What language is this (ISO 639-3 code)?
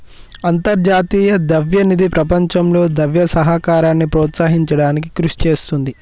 tel